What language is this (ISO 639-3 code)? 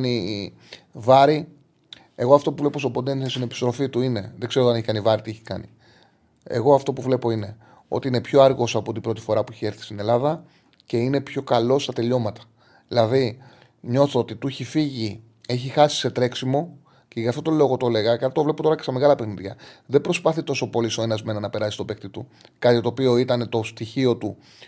ell